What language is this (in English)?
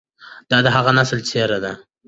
Pashto